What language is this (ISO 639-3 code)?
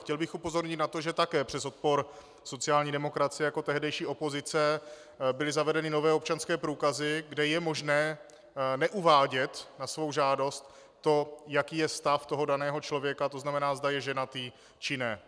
ces